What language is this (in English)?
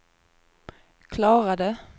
Swedish